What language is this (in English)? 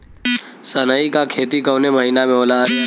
Bhojpuri